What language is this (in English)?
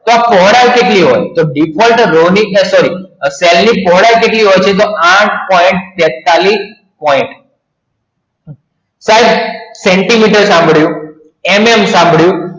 Gujarati